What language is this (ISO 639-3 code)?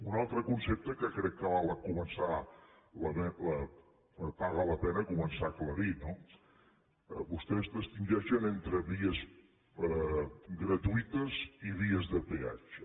cat